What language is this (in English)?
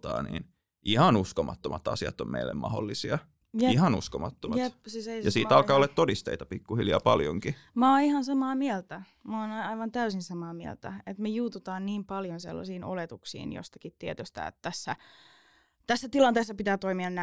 Finnish